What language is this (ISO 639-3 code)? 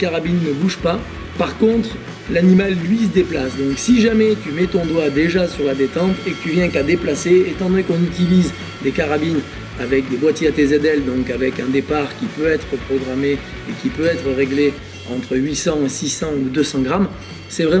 fra